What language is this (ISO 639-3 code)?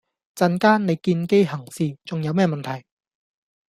yue